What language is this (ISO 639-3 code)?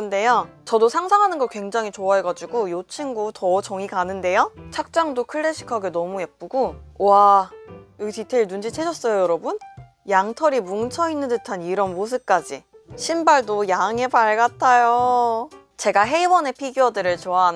kor